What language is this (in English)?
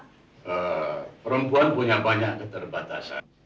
Indonesian